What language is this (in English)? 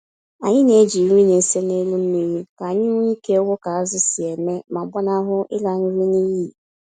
Igbo